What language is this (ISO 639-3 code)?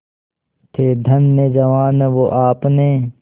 hin